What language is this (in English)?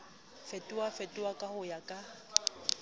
Southern Sotho